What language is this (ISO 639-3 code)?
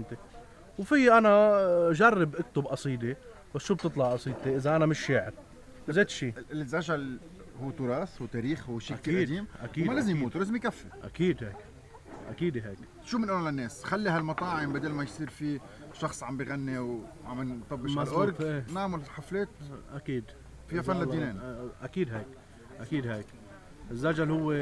ara